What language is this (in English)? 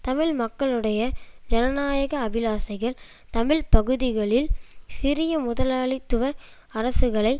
Tamil